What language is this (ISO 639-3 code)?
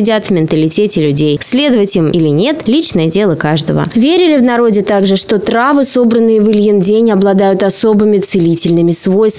rus